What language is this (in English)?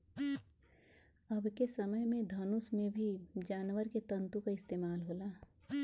Bhojpuri